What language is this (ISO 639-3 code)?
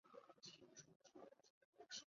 zho